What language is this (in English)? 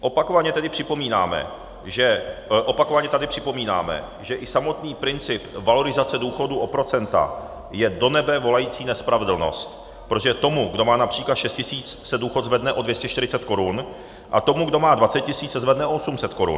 Czech